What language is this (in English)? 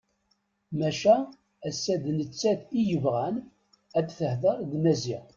Kabyle